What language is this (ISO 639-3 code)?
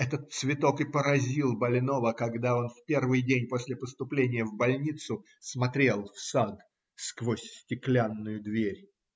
rus